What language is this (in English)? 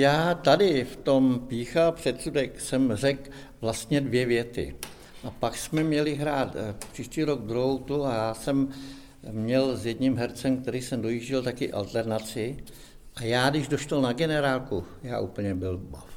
Czech